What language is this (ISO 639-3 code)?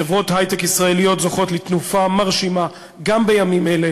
heb